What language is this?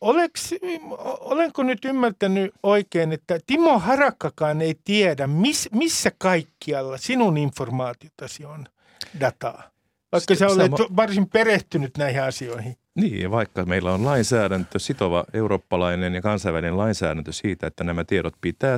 Finnish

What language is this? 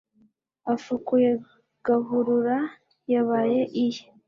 Kinyarwanda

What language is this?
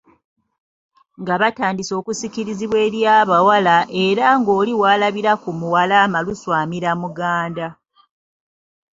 Ganda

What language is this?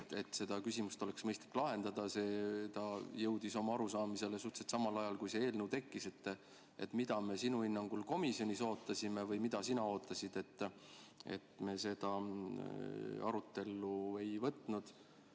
Estonian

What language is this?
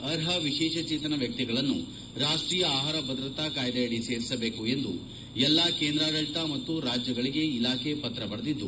Kannada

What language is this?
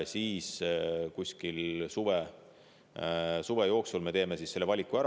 Estonian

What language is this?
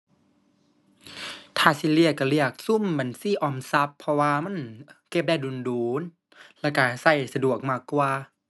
Thai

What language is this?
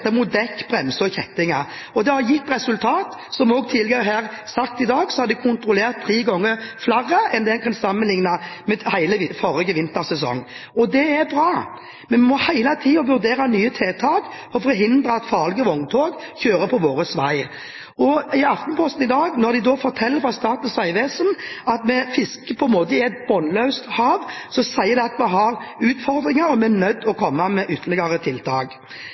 Norwegian Bokmål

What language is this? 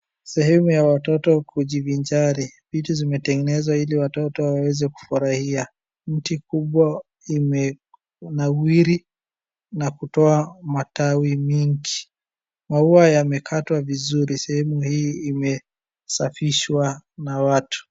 Swahili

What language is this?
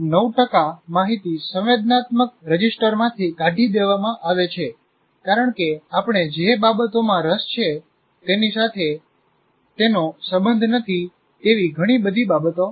Gujarati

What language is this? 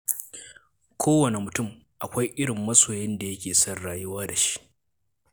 Hausa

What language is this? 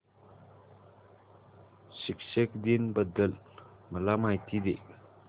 Marathi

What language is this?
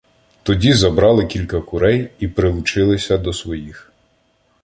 Ukrainian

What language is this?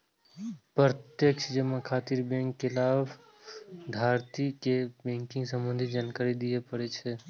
Maithili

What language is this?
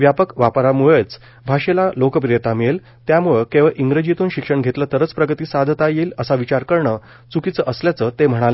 Marathi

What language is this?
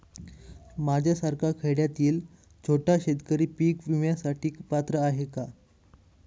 Marathi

